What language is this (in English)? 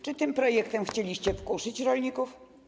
Polish